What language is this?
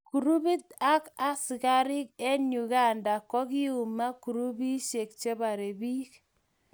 Kalenjin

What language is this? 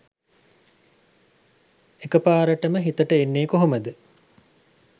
Sinhala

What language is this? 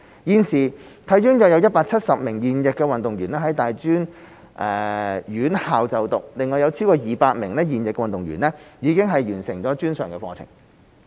Cantonese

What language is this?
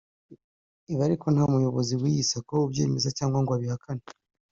Kinyarwanda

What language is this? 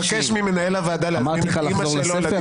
Hebrew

